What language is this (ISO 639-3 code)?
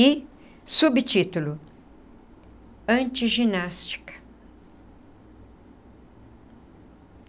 por